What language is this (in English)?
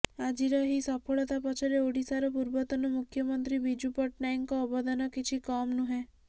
Odia